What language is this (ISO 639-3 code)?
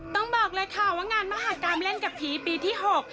tha